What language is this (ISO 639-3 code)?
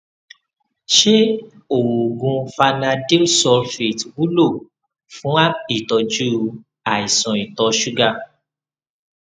yor